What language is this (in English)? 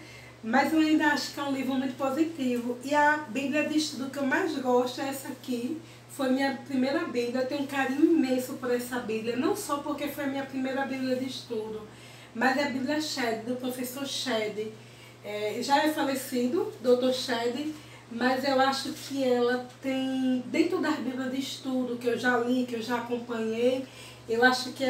Portuguese